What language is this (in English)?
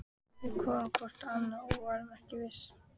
Icelandic